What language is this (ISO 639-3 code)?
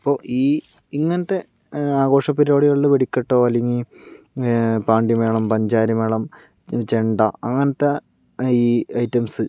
mal